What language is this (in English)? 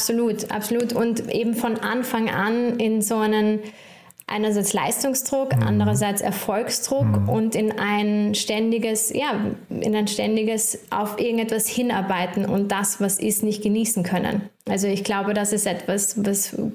German